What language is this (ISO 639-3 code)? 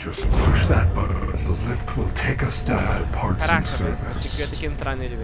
por